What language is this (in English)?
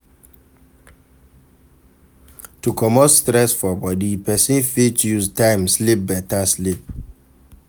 Nigerian Pidgin